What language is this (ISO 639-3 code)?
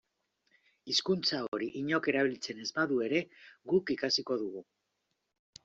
eus